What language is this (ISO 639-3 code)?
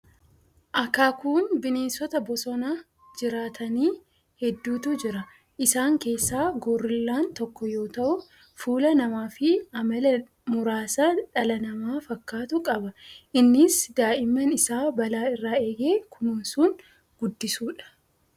orm